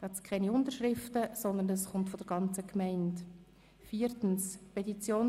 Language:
Swiss German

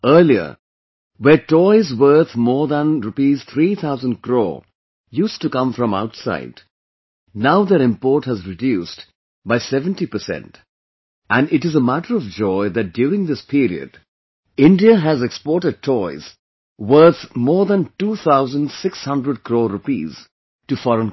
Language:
English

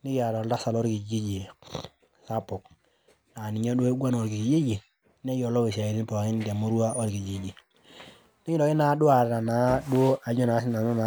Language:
Masai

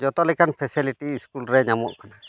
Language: Santali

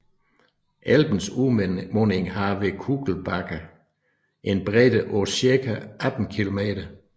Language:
Danish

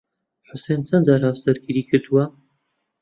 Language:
Central Kurdish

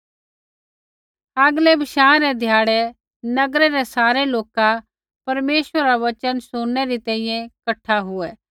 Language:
Kullu Pahari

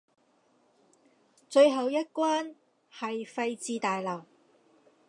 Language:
Cantonese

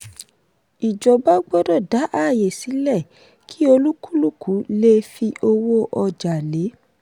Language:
Yoruba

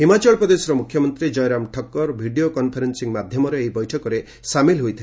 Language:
Odia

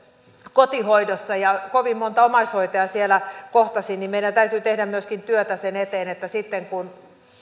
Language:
Finnish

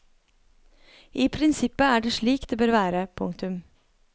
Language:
Norwegian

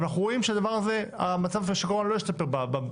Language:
Hebrew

